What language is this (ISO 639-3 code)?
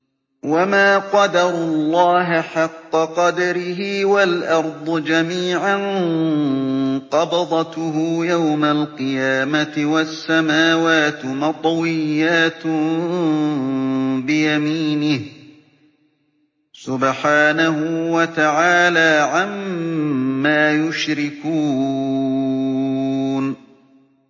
ara